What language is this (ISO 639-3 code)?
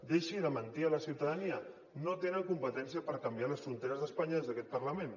cat